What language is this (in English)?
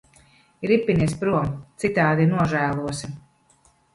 Latvian